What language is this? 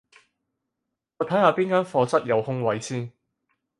Cantonese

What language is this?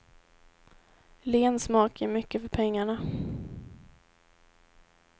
Swedish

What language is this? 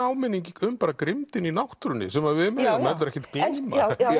Icelandic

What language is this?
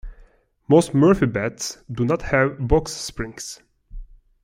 English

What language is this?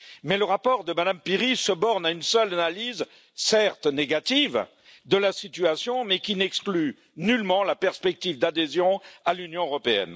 French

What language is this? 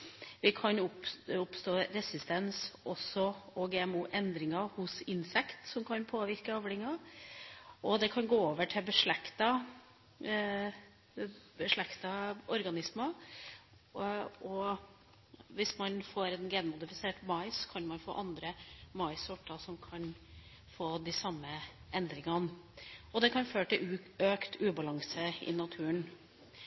Norwegian Bokmål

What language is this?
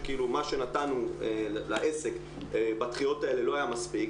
Hebrew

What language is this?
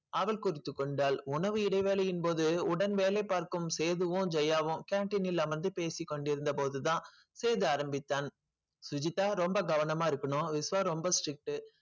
Tamil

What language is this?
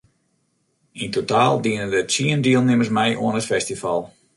Western Frisian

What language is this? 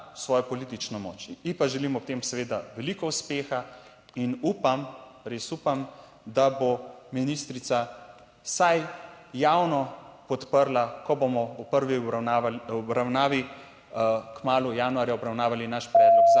Slovenian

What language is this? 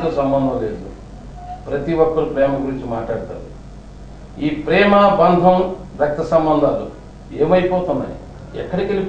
Hindi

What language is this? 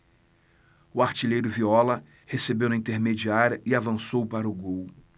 Portuguese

